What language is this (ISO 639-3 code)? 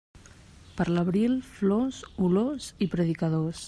cat